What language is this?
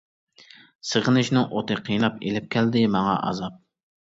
Uyghur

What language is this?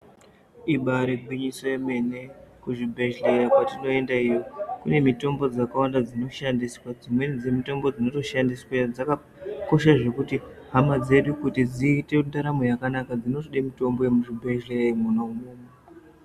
Ndau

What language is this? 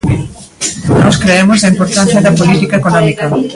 Galician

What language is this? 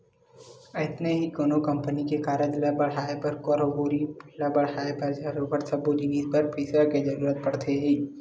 Chhattisgarhi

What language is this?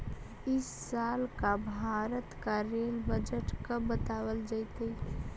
Magahi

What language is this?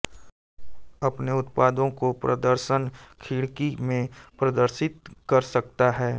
Hindi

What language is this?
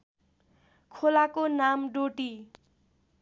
Nepali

